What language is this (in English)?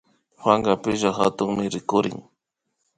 Imbabura Highland Quichua